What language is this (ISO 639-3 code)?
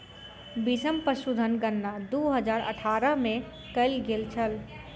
mai